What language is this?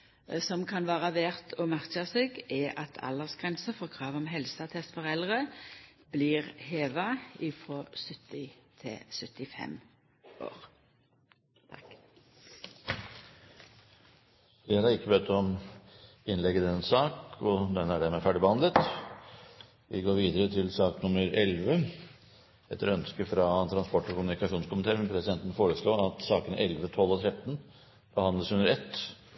Norwegian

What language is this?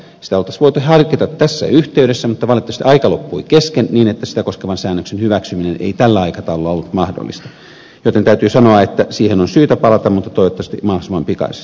Finnish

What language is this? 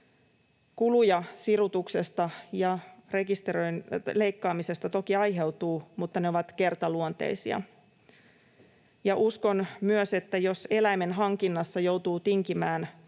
Finnish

